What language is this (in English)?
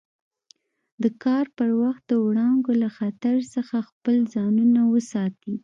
Pashto